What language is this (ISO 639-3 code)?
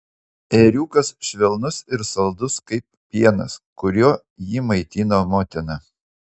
lit